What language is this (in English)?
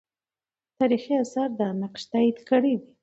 Pashto